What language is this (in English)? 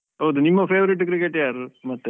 Kannada